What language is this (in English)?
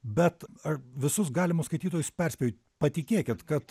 Lithuanian